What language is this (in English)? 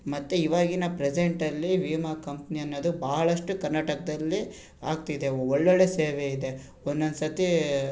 Kannada